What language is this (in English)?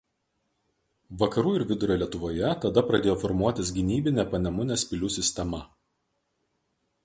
Lithuanian